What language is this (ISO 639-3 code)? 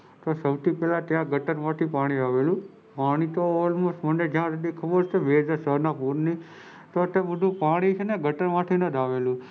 guj